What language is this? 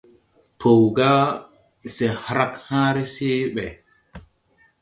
Tupuri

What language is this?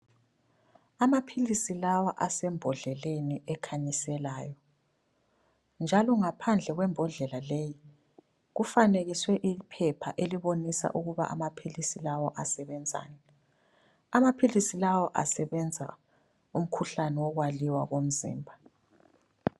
North Ndebele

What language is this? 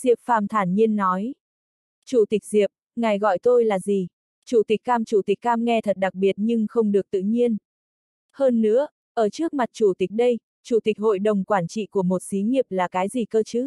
Vietnamese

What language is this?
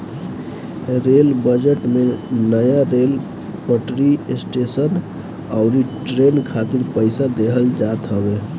Bhojpuri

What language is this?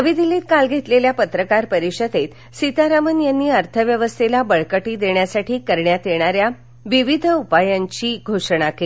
Marathi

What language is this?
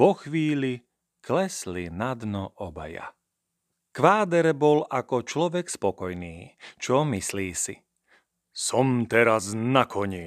Slovak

